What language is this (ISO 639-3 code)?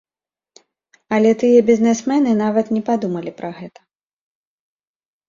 bel